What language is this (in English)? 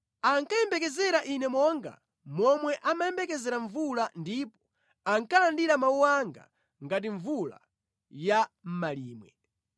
Nyanja